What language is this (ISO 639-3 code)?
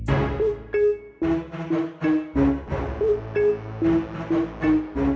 ind